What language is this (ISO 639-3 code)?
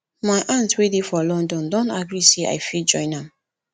pcm